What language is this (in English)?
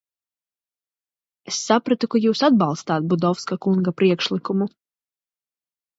Latvian